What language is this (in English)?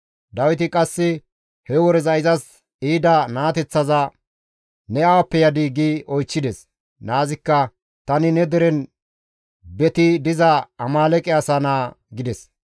Gamo